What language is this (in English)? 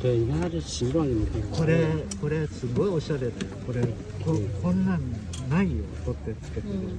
Chinese